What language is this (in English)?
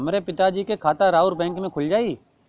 Bhojpuri